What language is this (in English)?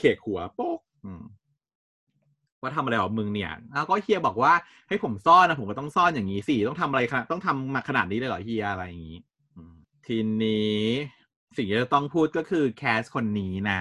Thai